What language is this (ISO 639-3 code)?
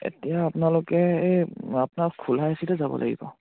asm